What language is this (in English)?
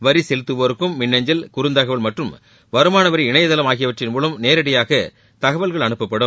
Tamil